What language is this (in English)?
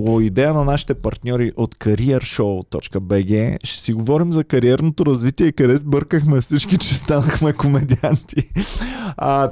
Bulgarian